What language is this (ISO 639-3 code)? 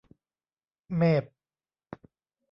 tha